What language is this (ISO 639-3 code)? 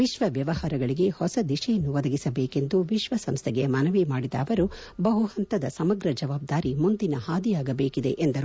kan